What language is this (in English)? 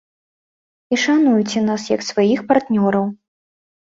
Belarusian